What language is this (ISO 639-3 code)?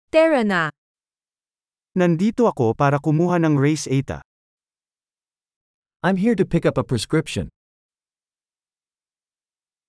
fil